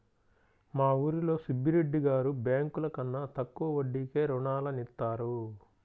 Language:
Telugu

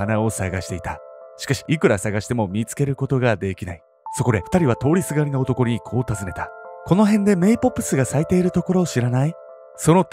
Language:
Japanese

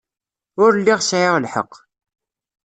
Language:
Kabyle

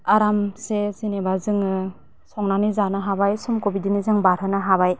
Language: Bodo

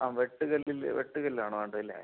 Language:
Malayalam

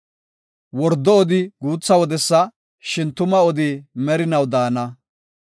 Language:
Gofa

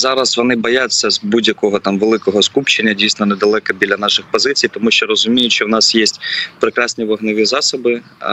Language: Ukrainian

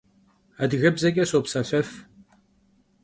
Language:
Kabardian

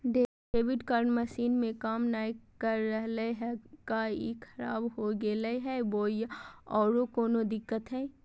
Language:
Magahi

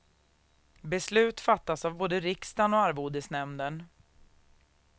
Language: Swedish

